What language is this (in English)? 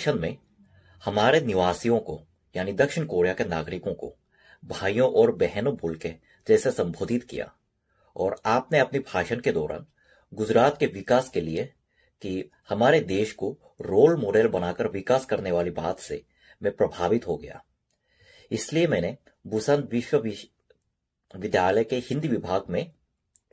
Hindi